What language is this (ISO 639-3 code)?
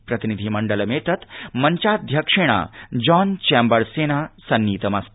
san